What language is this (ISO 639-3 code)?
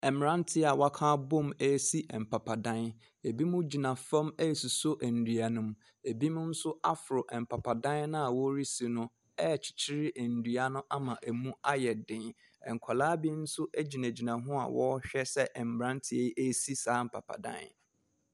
aka